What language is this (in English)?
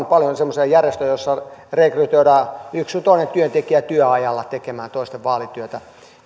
Finnish